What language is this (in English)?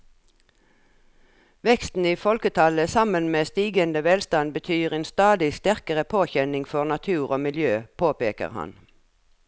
Norwegian